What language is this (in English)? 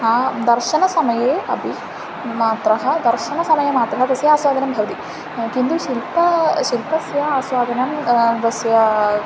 Sanskrit